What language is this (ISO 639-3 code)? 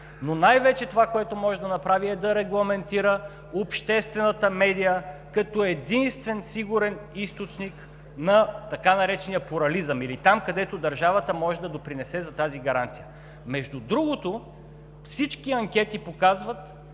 bul